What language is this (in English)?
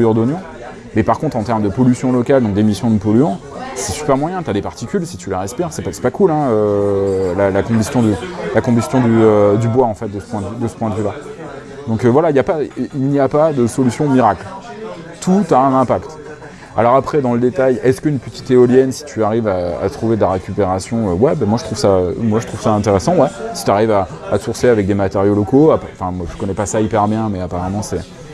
French